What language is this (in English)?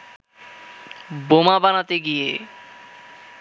Bangla